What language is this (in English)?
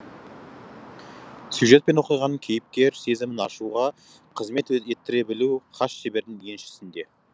Kazakh